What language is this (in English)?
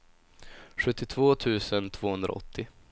Swedish